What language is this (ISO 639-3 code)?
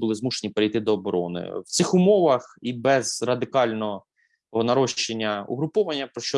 ukr